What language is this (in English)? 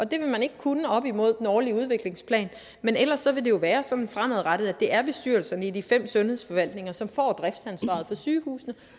Danish